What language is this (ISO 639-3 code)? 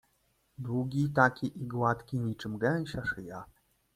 pol